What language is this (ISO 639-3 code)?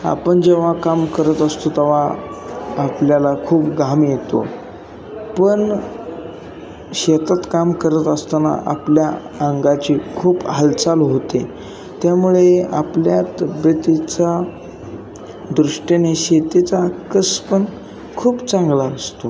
mar